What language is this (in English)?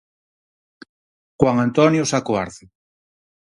Galician